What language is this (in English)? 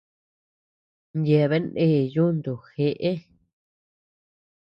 Tepeuxila Cuicatec